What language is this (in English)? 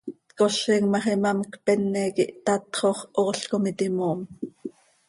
Seri